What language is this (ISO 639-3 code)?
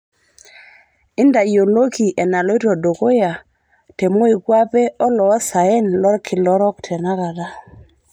mas